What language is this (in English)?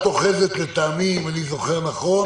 Hebrew